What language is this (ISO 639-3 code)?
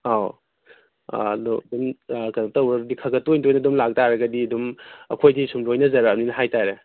mni